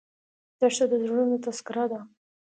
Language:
Pashto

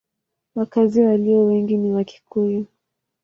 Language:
Swahili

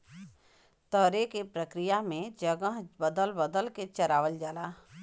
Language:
Bhojpuri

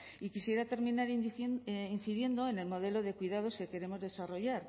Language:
Spanish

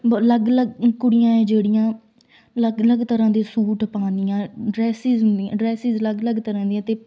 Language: Punjabi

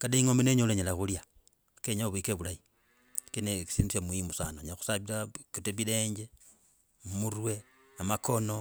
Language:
Logooli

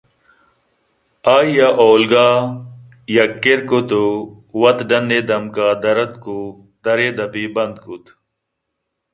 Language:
Eastern Balochi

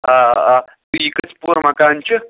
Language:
Kashmiri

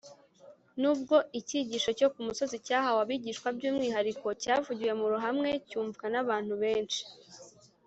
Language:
Kinyarwanda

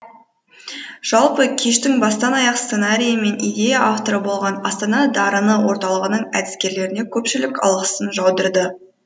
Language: Kazakh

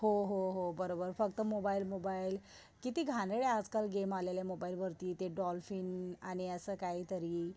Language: Marathi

